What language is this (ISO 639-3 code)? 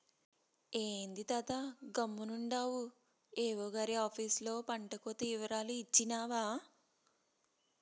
tel